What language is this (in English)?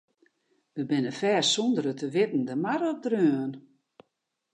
Western Frisian